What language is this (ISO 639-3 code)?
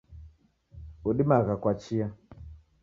dav